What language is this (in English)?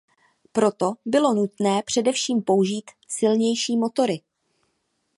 Czech